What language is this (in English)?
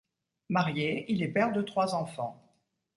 French